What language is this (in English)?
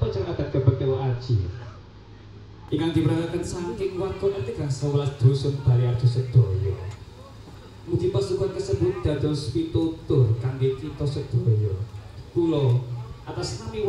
Indonesian